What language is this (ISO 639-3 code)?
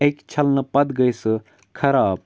kas